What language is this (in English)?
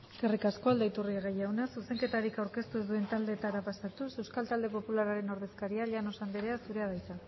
Basque